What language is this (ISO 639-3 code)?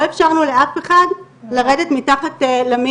heb